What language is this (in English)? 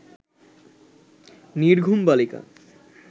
Bangla